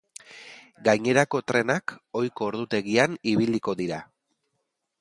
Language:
Basque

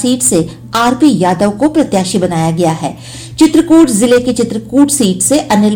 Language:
Hindi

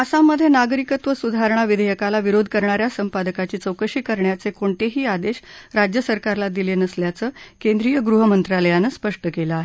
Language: Marathi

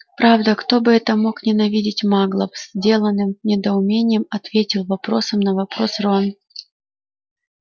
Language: Russian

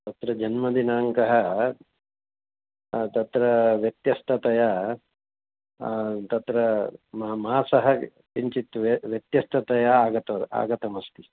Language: Sanskrit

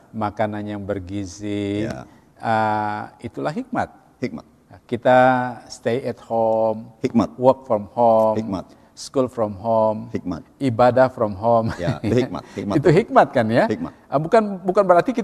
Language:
Indonesian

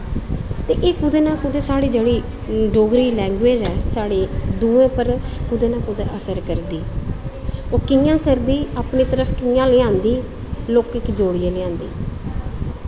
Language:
Dogri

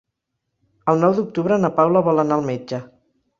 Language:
Catalan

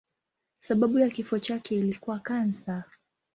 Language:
Swahili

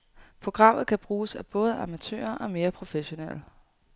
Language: Danish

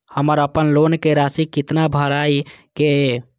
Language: Maithili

